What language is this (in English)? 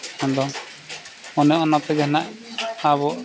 Santali